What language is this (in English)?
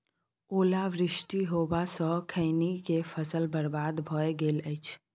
Maithili